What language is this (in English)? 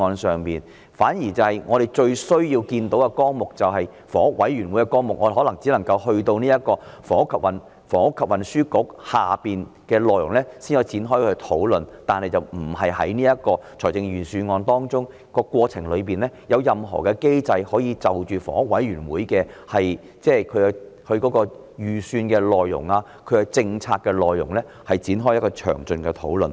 Cantonese